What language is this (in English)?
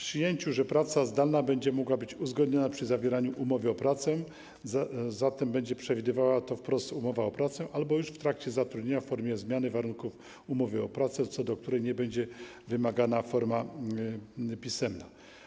Polish